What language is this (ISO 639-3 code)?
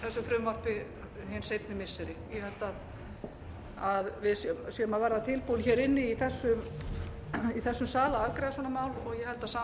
isl